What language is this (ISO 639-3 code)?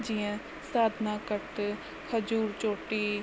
snd